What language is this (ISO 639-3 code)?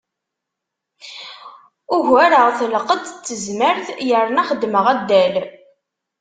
kab